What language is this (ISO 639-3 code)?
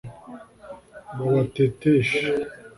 kin